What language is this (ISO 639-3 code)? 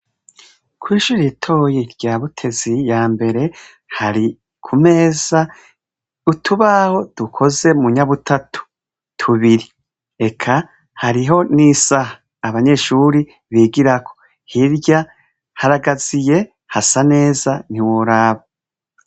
run